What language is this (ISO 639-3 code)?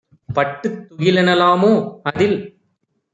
tam